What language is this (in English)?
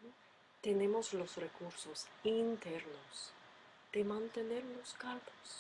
Spanish